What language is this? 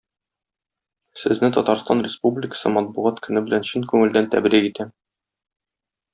Tatar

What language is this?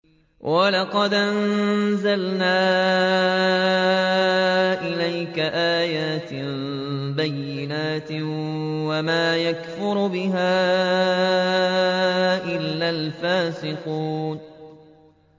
Arabic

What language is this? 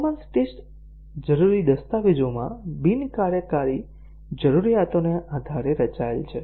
Gujarati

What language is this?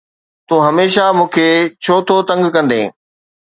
Sindhi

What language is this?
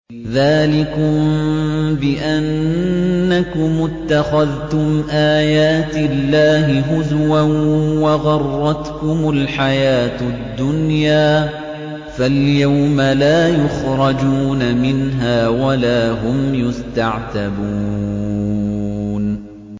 Arabic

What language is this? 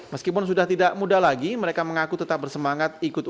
Indonesian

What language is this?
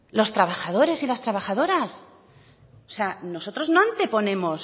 Spanish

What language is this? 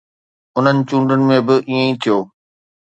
Sindhi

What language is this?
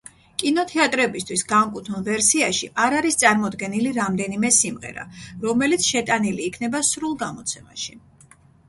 Georgian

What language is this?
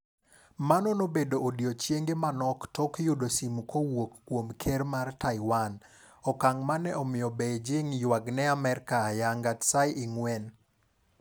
Luo (Kenya and Tanzania)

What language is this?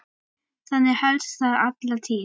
Icelandic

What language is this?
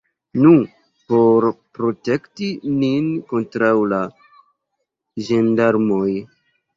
Esperanto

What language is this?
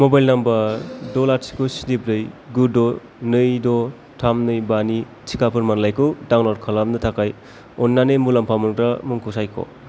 Bodo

